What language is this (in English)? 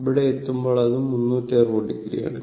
Malayalam